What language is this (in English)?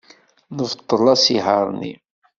Kabyle